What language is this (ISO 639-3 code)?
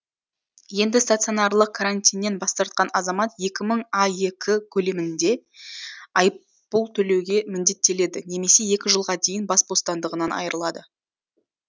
kaz